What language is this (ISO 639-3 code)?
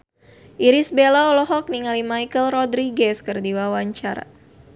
sun